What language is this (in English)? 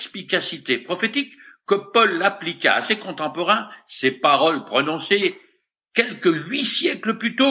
French